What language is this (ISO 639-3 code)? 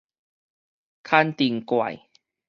nan